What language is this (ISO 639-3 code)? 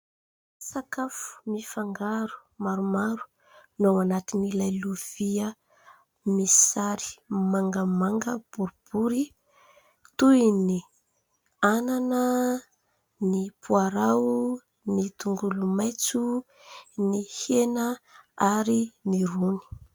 mlg